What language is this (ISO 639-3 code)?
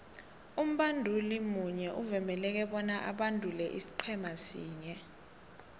nbl